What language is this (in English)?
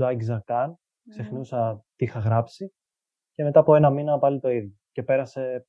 Greek